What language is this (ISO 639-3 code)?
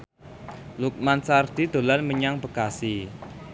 jav